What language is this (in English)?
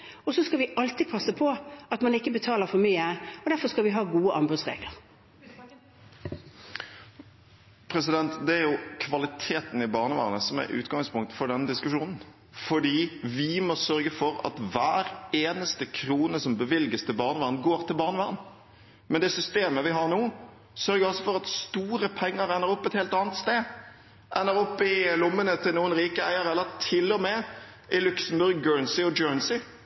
Norwegian Bokmål